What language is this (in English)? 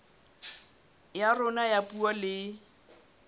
Southern Sotho